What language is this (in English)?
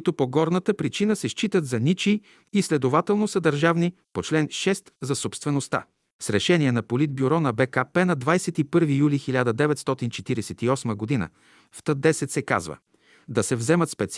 Bulgarian